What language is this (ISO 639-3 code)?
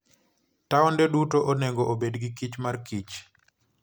luo